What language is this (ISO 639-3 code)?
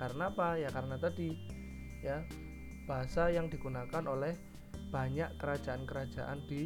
ind